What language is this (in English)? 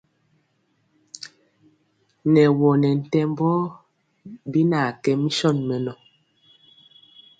Mpiemo